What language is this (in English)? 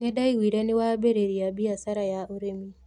Kikuyu